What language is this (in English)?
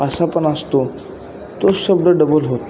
Marathi